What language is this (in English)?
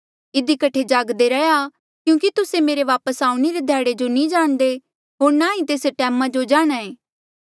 Mandeali